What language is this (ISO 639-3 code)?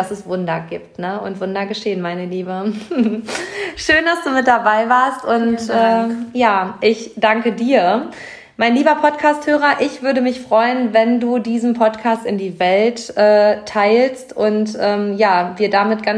deu